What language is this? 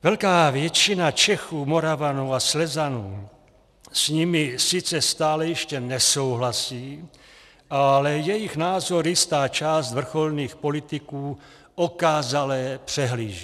Czech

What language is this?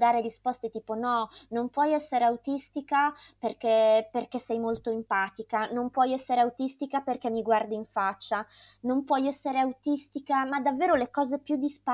Italian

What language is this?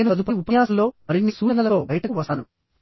Telugu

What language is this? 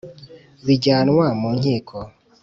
Kinyarwanda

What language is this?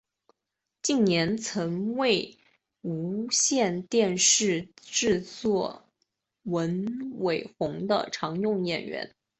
Chinese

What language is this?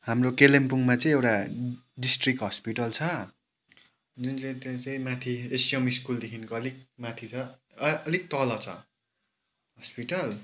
Nepali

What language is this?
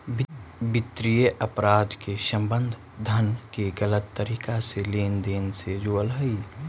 Magahi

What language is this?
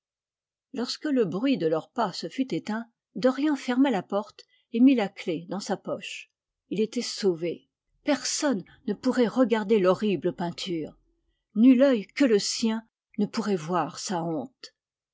French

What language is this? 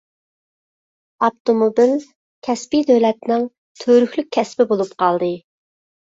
Uyghur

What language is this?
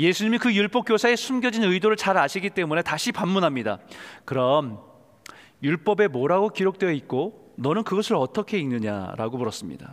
Korean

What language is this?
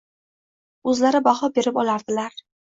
Uzbek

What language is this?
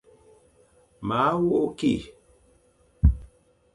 Fang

